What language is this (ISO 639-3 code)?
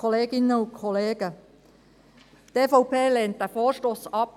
gsw